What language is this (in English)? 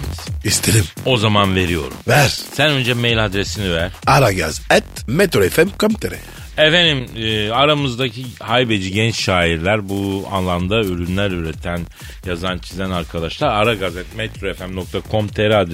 Turkish